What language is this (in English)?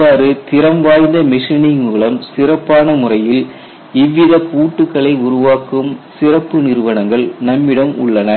Tamil